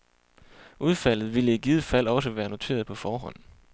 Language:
Danish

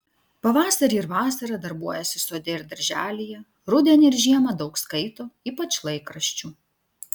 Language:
Lithuanian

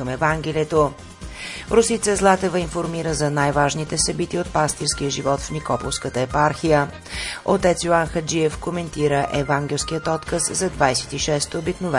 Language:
Bulgarian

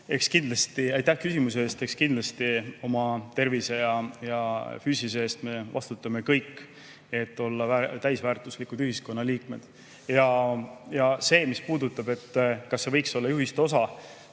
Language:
Estonian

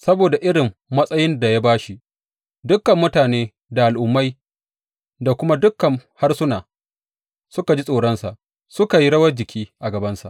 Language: Hausa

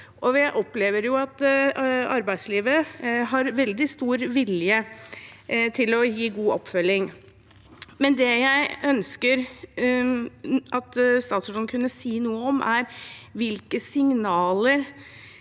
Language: Norwegian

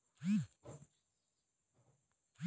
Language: Magahi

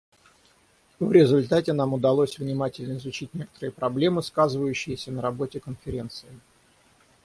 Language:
Russian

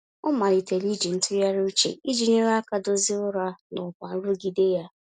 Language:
Igbo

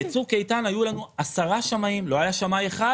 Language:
Hebrew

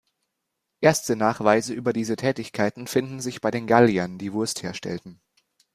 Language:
German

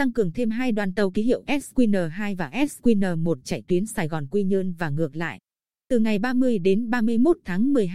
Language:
Vietnamese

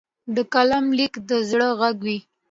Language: Pashto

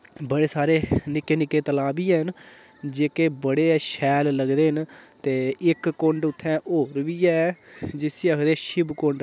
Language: Dogri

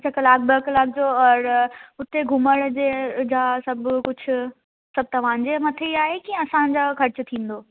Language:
Sindhi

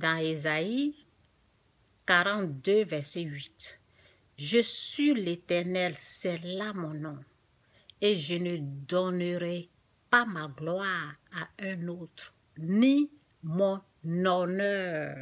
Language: French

